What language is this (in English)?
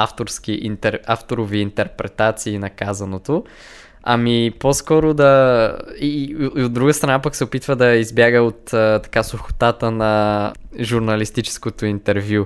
Bulgarian